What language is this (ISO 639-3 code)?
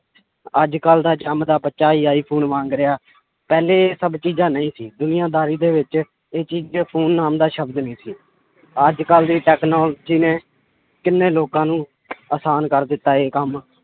pan